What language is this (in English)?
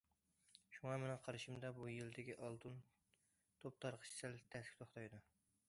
Uyghur